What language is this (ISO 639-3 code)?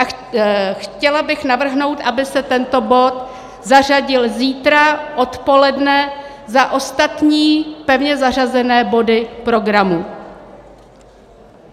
ces